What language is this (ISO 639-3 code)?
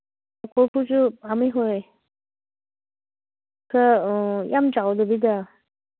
mni